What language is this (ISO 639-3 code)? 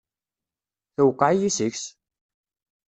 kab